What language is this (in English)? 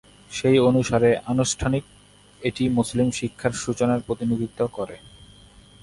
Bangla